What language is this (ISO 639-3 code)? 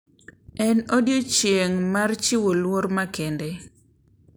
luo